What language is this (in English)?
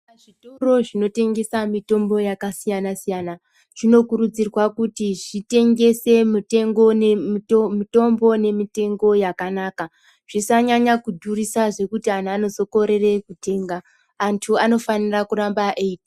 Ndau